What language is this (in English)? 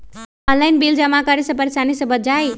Magahi